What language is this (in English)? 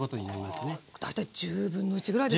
Japanese